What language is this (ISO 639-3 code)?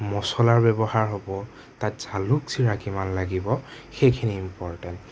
asm